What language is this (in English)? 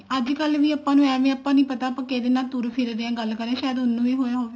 Punjabi